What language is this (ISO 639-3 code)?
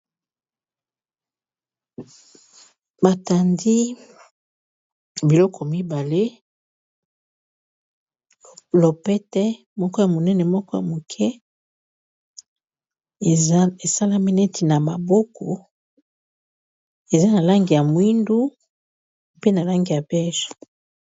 lin